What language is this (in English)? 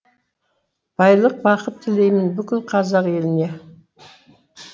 Kazakh